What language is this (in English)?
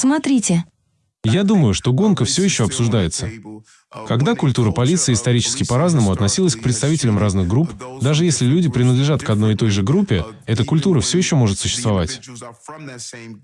Russian